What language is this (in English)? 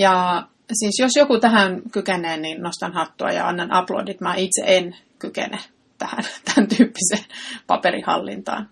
Finnish